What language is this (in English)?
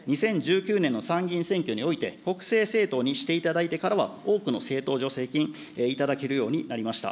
Japanese